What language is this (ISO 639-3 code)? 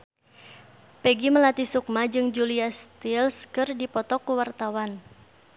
sun